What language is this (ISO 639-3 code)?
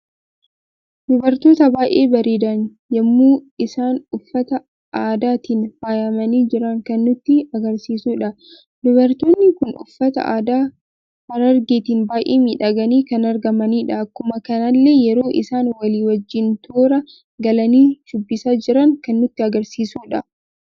orm